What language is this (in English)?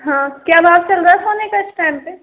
Hindi